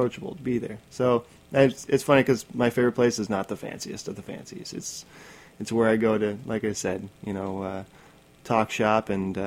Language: English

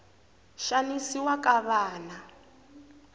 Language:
Tsonga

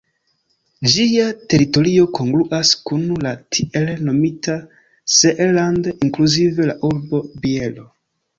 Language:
Esperanto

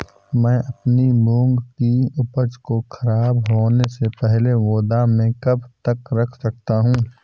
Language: Hindi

